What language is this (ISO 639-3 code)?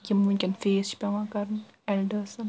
kas